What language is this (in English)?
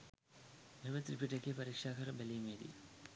Sinhala